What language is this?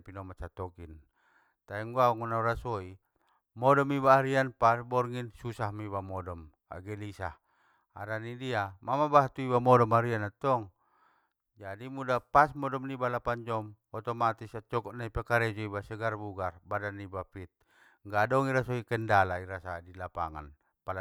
Batak Mandailing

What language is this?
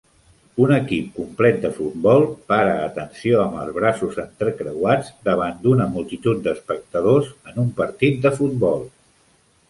Catalan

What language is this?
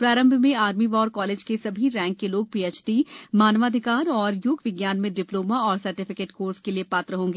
Hindi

